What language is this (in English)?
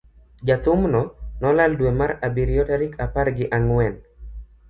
Luo (Kenya and Tanzania)